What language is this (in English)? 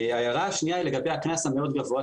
Hebrew